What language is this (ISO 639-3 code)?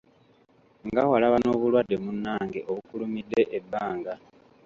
lug